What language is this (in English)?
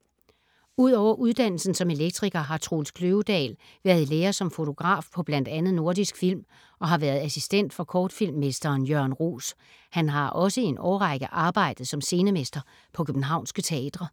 Danish